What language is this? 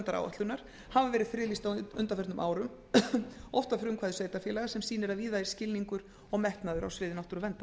Icelandic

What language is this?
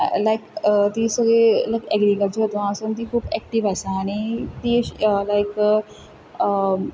Konkani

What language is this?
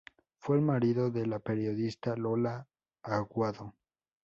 Spanish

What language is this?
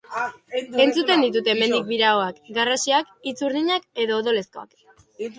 Basque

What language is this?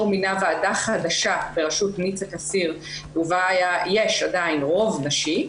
Hebrew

